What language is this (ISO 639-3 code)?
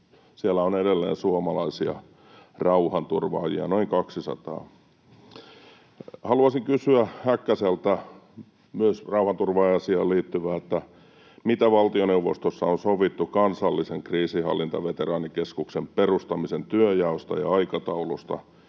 fin